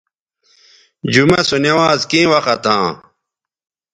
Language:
Bateri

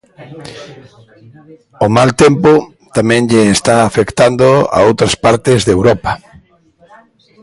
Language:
Galician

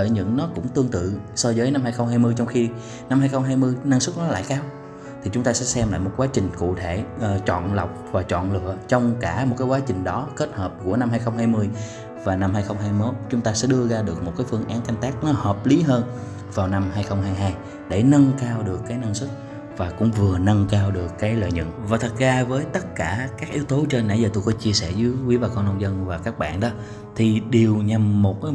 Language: Vietnamese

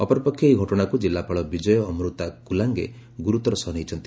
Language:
Odia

